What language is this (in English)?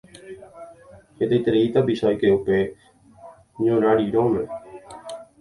Guarani